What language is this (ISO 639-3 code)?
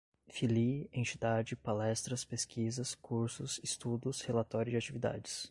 por